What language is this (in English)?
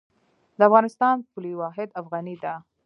Pashto